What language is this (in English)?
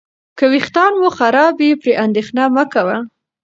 Pashto